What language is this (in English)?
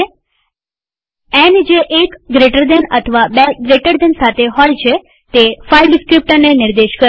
Gujarati